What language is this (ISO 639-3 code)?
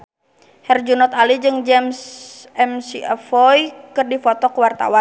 sun